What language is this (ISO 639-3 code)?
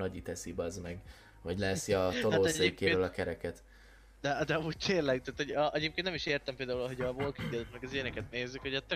hun